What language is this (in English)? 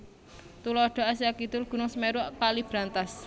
Javanese